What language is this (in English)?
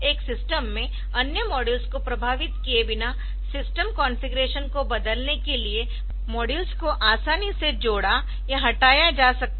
Hindi